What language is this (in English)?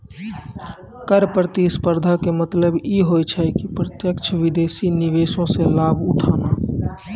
Maithili